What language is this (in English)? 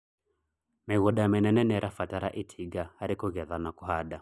Kikuyu